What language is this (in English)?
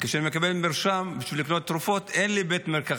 Hebrew